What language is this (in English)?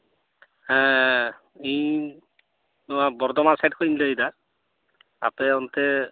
Santali